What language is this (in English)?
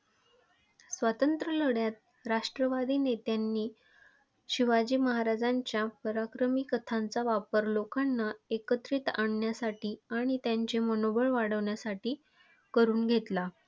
Marathi